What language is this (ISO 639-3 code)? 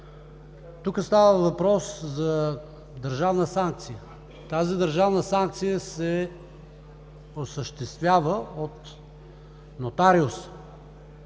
bul